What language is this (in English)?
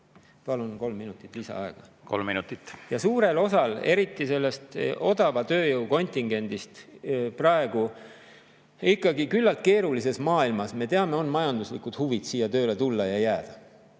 Estonian